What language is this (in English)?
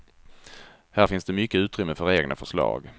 Swedish